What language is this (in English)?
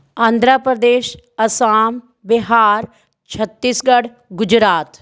Punjabi